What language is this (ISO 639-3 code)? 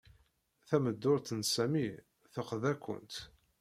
kab